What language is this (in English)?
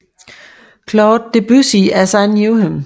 Danish